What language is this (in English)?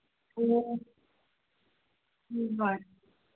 Manipuri